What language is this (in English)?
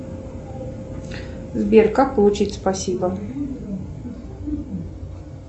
Russian